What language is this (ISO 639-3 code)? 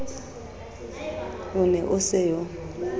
sot